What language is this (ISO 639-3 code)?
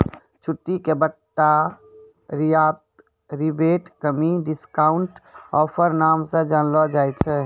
mai